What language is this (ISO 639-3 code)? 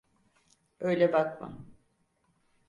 tur